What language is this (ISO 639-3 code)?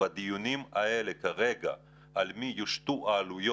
heb